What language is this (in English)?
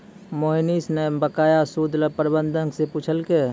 Maithili